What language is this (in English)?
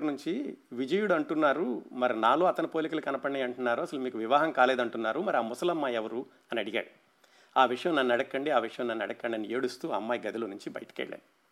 Telugu